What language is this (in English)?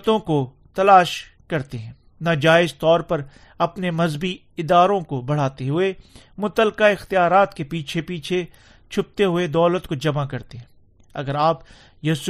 Urdu